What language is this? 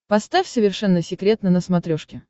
Russian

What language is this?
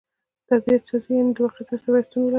Pashto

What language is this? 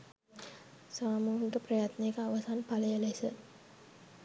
Sinhala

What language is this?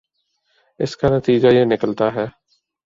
Urdu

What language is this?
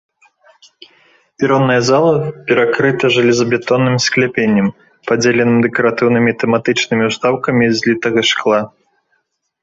Belarusian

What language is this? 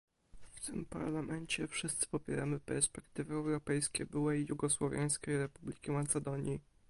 Polish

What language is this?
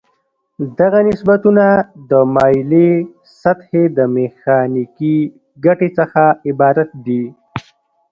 Pashto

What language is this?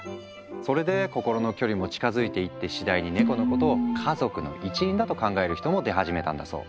Japanese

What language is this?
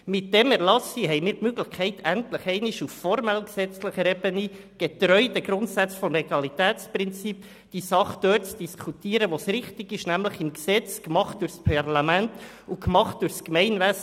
Swiss German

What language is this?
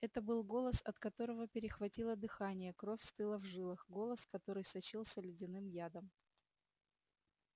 Russian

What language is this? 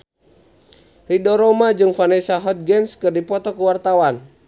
Sundanese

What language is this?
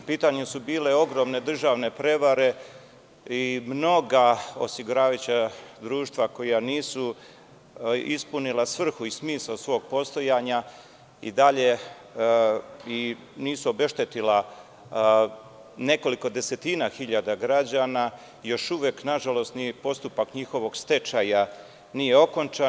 Serbian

